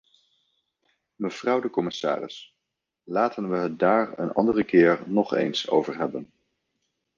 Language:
Dutch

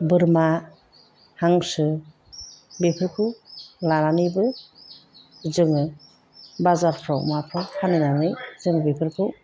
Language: Bodo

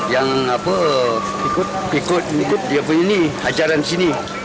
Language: Indonesian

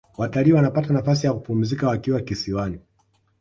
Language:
Swahili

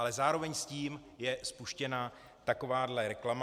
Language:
Czech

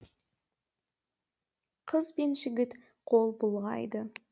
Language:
Kazakh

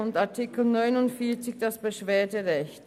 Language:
Swiss German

